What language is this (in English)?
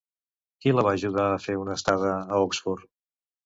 Catalan